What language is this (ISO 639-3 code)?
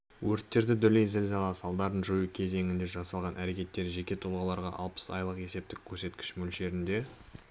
kaz